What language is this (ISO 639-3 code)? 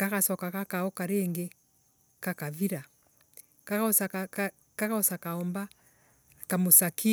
ebu